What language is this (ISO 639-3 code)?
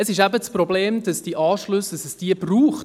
gsw